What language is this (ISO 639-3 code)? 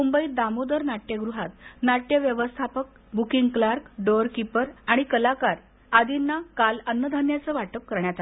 mar